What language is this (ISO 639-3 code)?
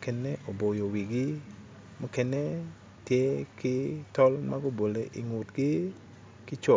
ach